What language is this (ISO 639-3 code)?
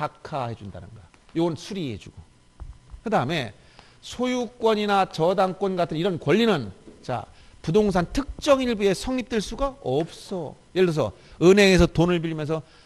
kor